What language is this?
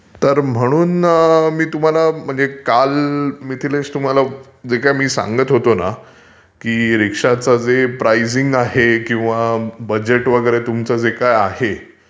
Marathi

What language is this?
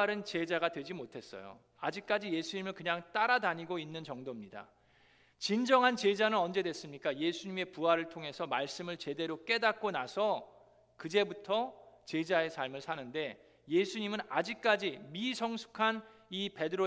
Korean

